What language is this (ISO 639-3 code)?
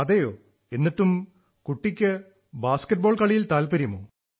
mal